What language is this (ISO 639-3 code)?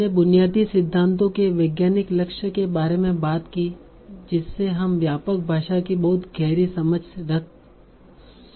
hin